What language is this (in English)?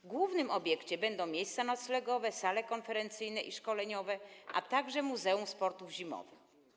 Polish